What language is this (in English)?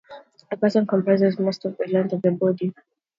English